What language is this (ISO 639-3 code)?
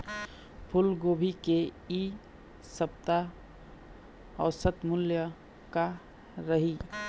hne